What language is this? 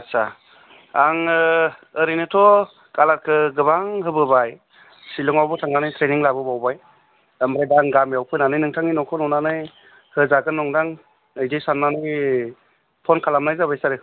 Bodo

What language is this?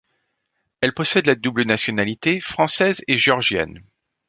French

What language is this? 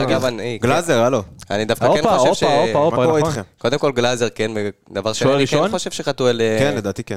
Hebrew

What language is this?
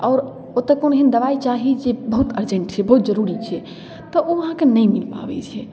Maithili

